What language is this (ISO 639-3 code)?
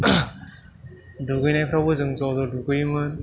brx